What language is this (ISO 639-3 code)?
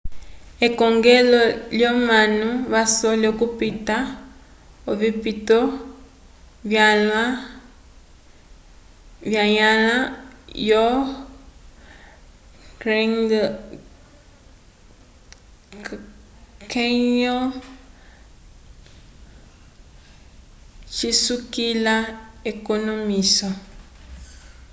umb